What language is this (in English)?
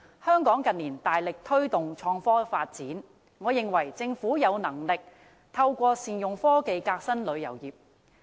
Cantonese